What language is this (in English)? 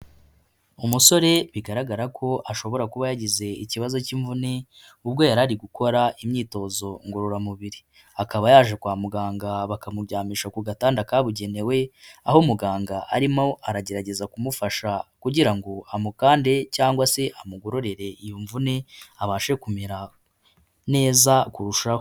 Kinyarwanda